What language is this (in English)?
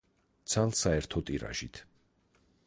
Georgian